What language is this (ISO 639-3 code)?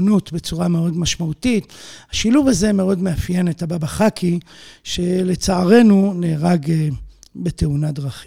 heb